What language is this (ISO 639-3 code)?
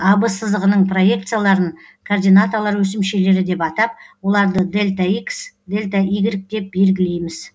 kaz